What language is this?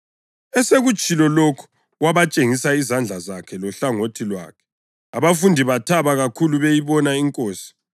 North Ndebele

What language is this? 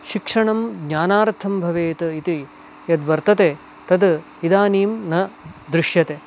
Sanskrit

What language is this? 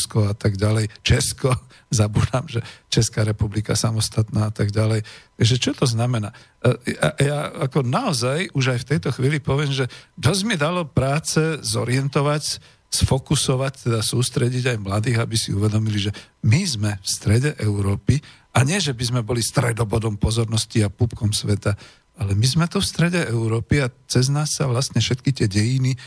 Slovak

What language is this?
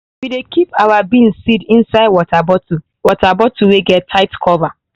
Nigerian Pidgin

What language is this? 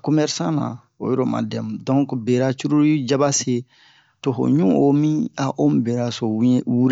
Bomu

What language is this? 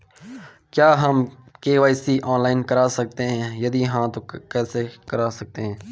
Hindi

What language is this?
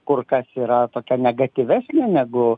Lithuanian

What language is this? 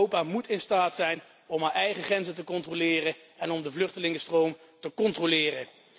Dutch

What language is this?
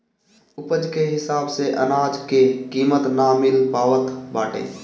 Bhojpuri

